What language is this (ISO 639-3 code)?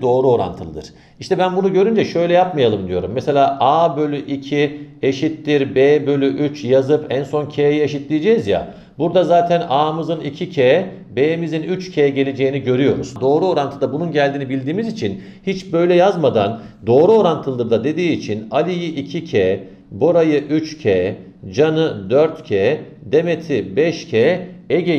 tur